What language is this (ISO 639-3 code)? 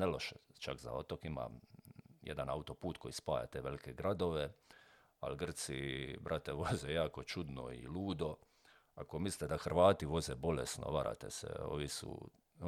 hrv